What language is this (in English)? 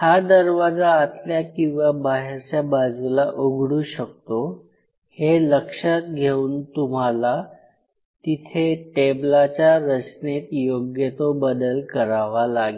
Marathi